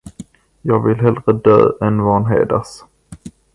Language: Swedish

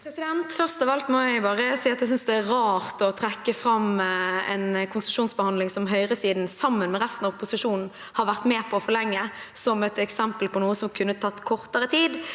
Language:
Norwegian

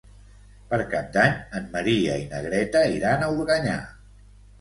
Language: Catalan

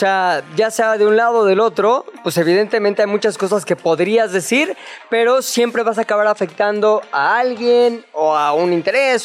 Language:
Spanish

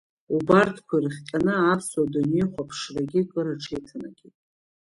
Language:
Abkhazian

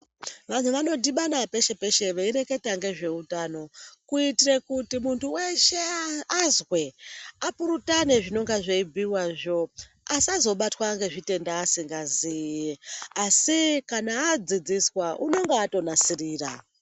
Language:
Ndau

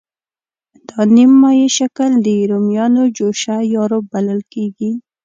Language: Pashto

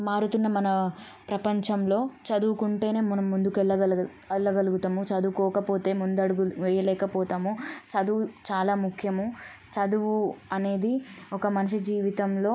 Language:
Telugu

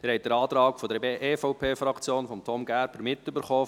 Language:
Swiss German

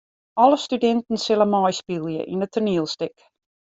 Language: Western Frisian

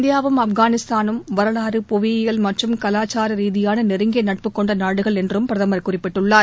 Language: Tamil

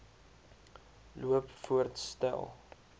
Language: Afrikaans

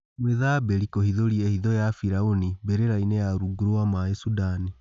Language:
Kikuyu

